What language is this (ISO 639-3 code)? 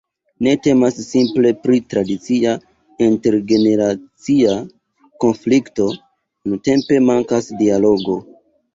epo